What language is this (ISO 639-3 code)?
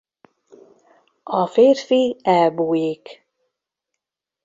hun